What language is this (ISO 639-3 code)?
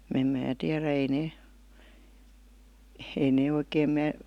fin